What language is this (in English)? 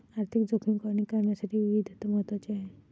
Marathi